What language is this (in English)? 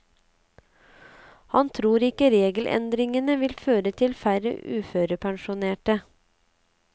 Norwegian